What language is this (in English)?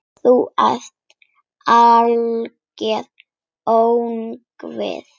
Icelandic